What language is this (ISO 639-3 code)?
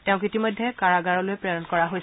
asm